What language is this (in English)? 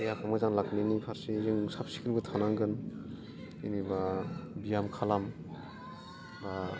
Bodo